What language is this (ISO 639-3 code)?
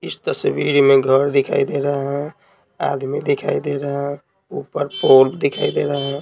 hin